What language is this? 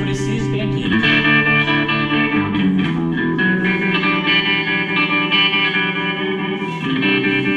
Portuguese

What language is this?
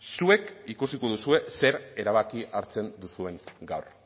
Basque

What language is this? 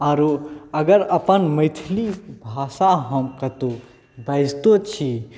Maithili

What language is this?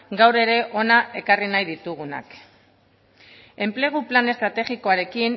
Basque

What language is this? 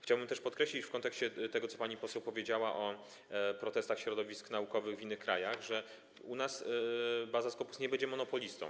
Polish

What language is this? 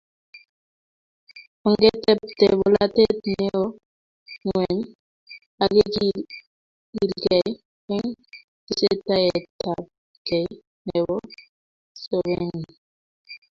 Kalenjin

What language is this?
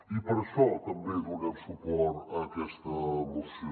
Catalan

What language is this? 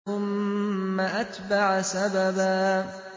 Arabic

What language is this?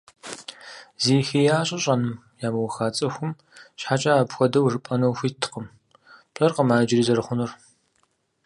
Kabardian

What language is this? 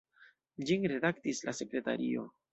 Esperanto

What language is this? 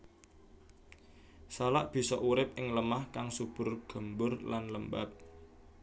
Javanese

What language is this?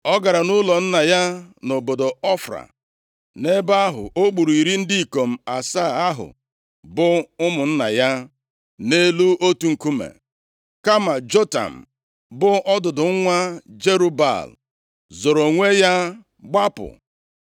Igbo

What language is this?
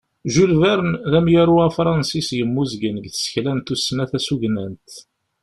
Kabyle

